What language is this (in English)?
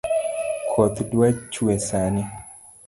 Luo (Kenya and Tanzania)